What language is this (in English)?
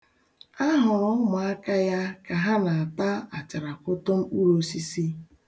Igbo